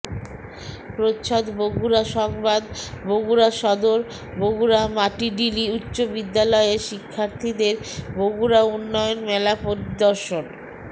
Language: Bangla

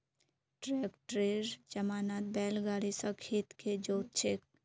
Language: Magahi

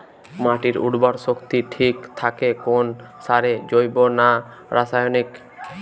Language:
Bangla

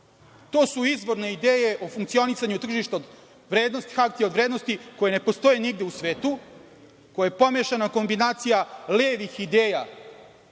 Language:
Serbian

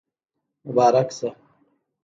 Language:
Pashto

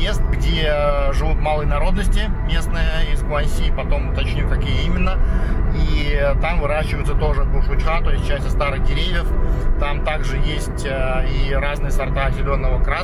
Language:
Russian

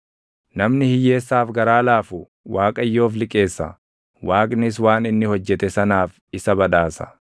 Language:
Oromo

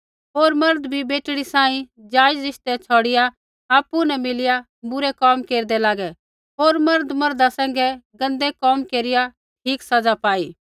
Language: Kullu Pahari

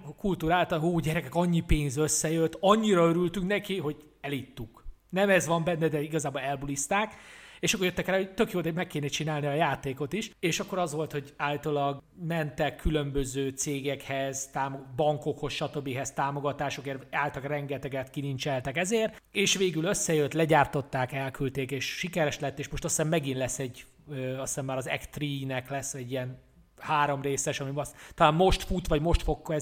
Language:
Hungarian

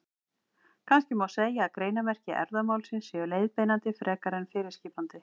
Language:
Icelandic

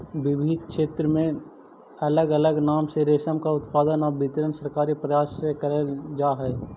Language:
Magahi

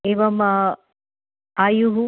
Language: Sanskrit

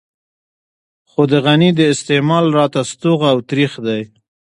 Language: Pashto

